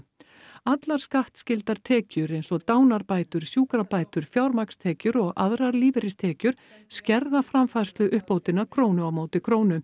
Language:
Icelandic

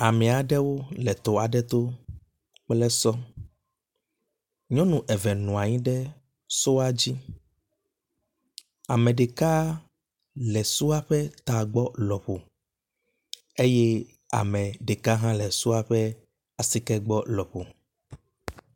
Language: Ewe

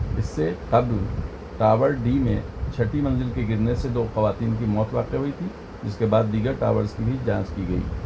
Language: Urdu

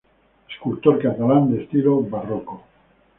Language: Spanish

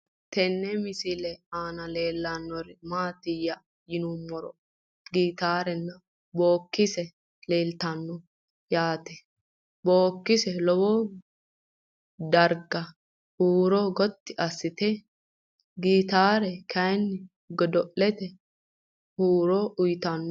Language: Sidamo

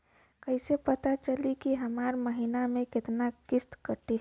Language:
Bhojpuri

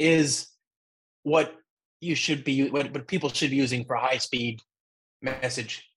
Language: English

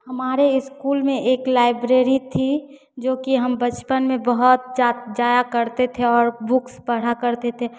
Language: Hindi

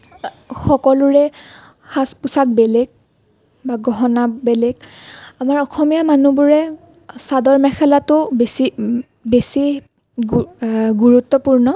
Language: Assamese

